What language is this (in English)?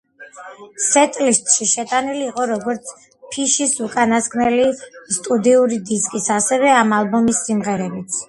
Georgian